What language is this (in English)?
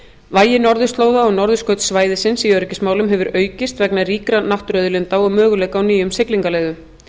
Icelandic